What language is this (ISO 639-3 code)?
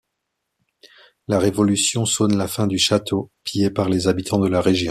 fra